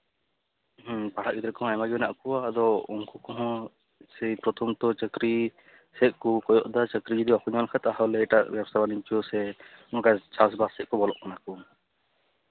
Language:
Santali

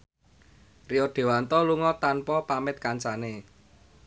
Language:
Javanese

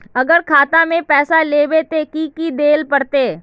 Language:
Magahi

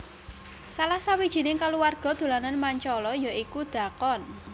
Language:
Javanese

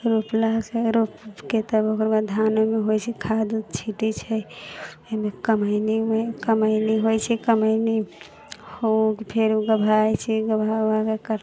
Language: Maithili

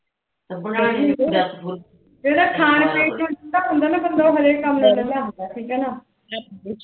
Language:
Punjabi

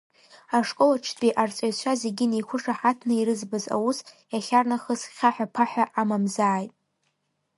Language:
Abkhazian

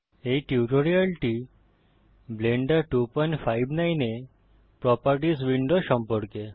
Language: Bangla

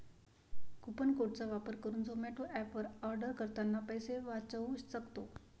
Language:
Marathi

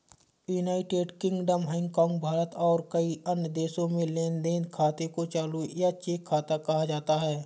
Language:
Hindi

